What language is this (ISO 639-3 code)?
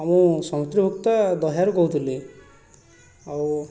ori